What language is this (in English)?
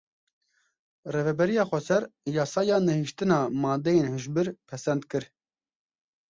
Kurdish